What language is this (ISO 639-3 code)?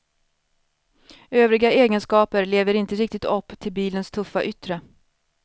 swe